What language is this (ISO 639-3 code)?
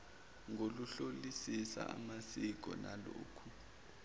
zul